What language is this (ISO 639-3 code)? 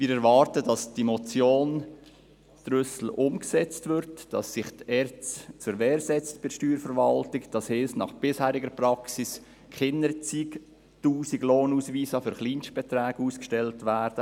gsw